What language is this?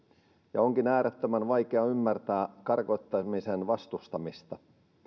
Finnish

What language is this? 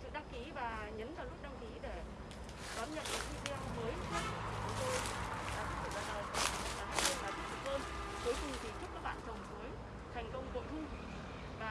Vietnamese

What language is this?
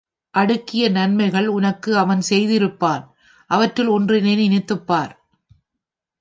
Tamil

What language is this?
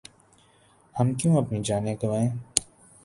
Urdu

